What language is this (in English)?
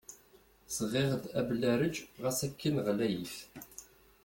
Kabyle